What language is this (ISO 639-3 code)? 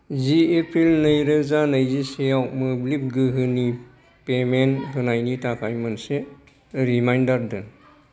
brx